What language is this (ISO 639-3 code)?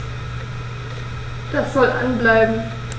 deu